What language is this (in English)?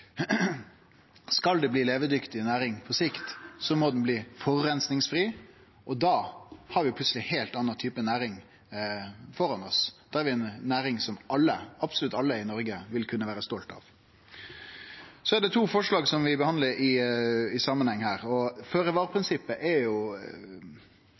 Norwegian Nynorsk